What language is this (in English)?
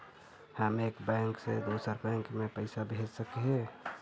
Magahi